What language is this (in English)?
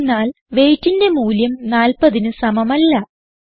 Malayalam